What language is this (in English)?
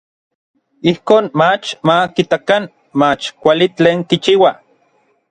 Orizaba Nahuatl